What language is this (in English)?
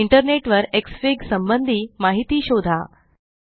Marathi